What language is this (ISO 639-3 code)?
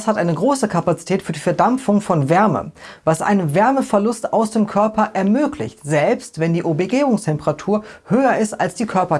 deu